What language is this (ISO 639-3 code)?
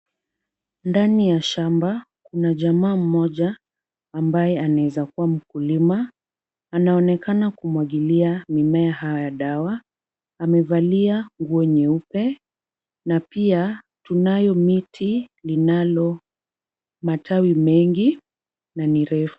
swa